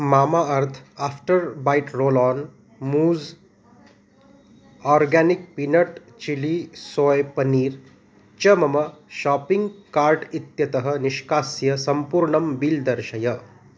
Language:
Sanskrit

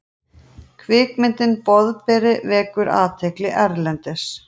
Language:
Icelandic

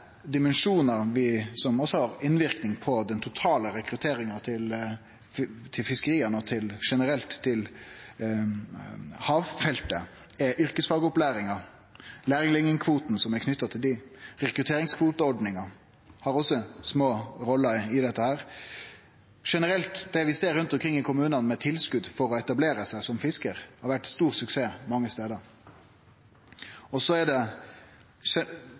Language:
Norwegian Nynorsk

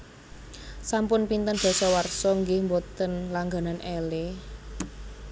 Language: Javanese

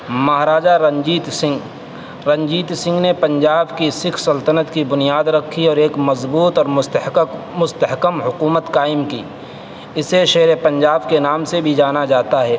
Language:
Urdu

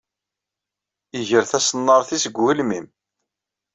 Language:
Kabyle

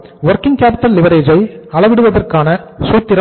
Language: Tamil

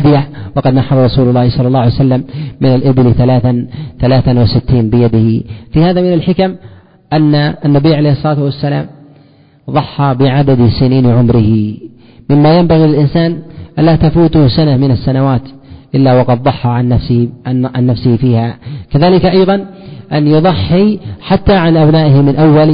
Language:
Arabic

